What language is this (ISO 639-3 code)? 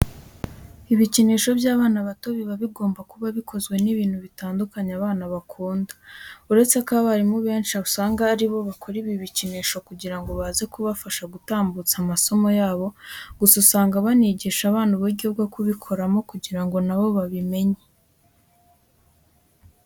kin